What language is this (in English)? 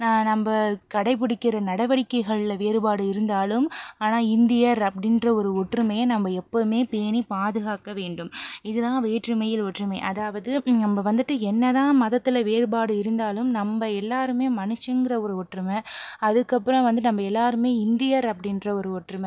Tamil